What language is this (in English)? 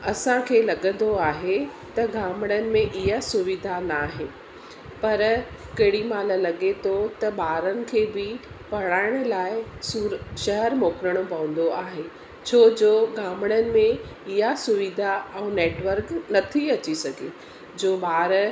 Sindhi